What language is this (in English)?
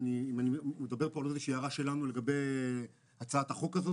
Hebrew